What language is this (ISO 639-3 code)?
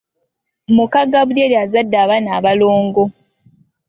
lug